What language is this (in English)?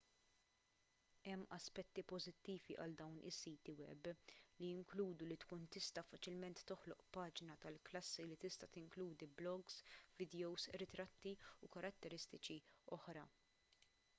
Maltese